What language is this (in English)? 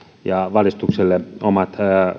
Finnish